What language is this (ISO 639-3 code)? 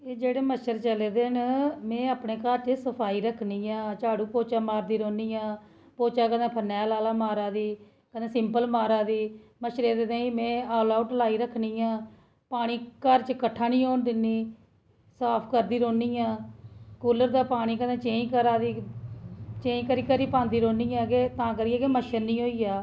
doi